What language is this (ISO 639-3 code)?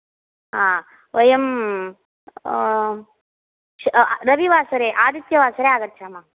san